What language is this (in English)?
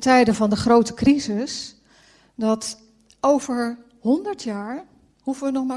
Dutch